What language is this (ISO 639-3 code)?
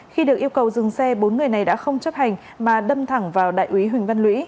vie